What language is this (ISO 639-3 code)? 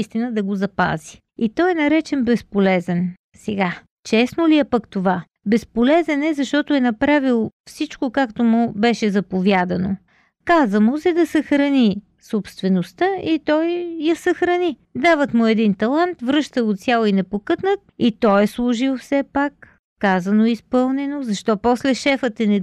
bul